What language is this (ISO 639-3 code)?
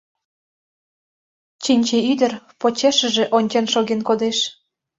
chm